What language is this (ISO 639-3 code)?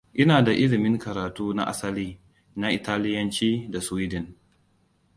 hau